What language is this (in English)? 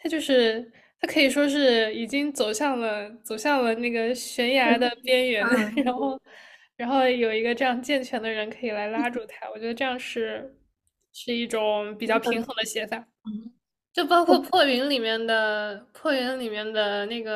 Chinese